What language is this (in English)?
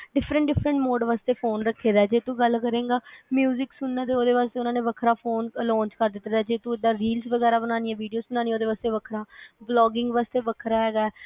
Punjabi